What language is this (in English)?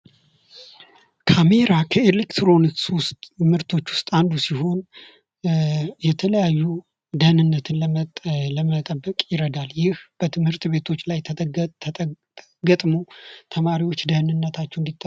Amharic